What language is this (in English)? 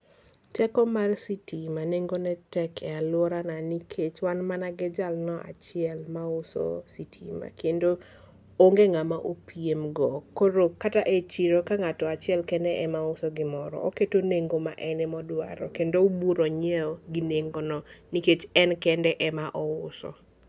Luo (Kenya and Tanzania)